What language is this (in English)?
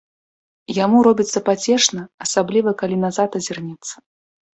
Belarusian